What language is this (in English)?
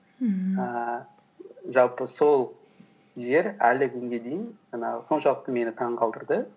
Kazakh